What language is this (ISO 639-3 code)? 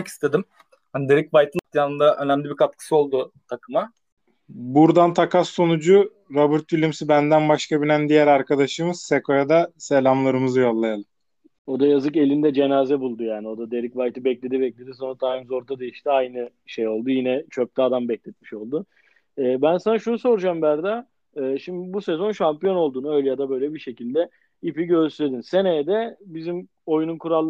tur